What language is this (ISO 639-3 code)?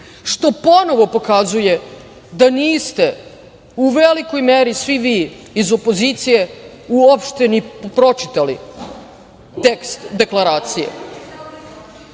srp